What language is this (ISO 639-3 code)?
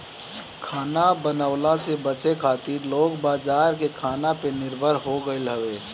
bho